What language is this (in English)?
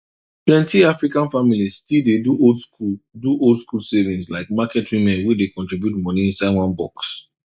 Nigerian Pidgin